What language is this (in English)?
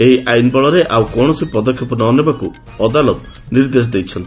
Odia